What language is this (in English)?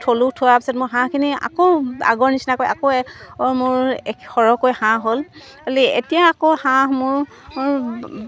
Assamese